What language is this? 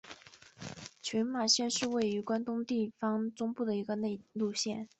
Chinese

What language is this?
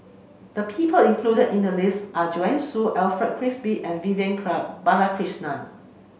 English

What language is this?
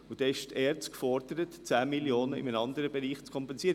Swiss German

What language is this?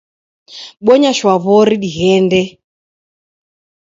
Taita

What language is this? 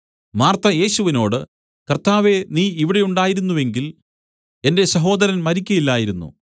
Malayalam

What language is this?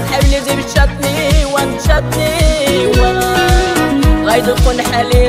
Arabic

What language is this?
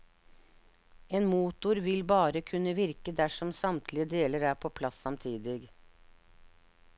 Norwegian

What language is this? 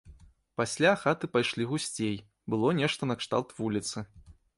Belarusian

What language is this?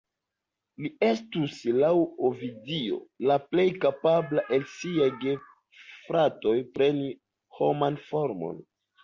Esperanto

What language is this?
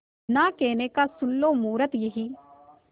Hindi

